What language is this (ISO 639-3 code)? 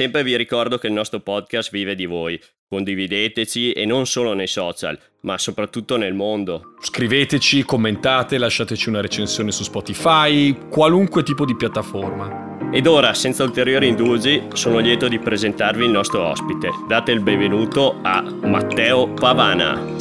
ita